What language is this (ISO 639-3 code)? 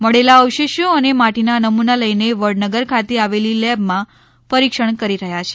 guj